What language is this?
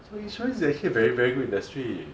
English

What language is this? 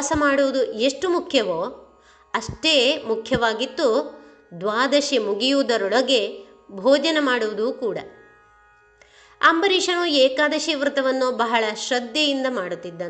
Kannada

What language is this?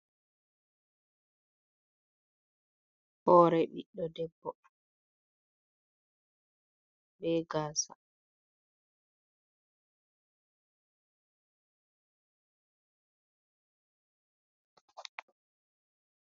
Fula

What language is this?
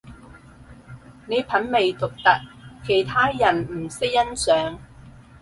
Cantonese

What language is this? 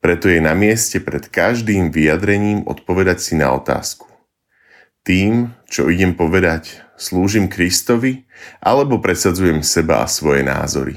Slovak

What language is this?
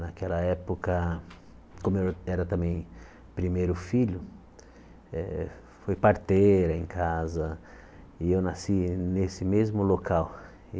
Portuguese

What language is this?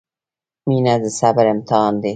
Pashto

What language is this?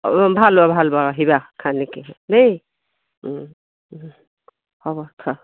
Assamese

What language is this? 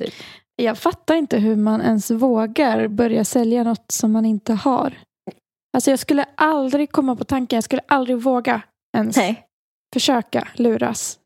Swedish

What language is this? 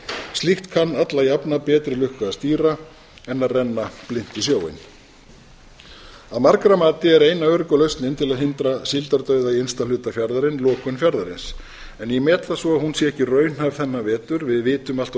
Icelandic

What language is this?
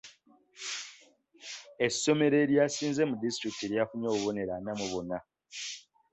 Ganda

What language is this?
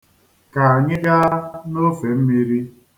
Igbo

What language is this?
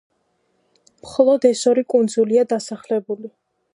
Georgian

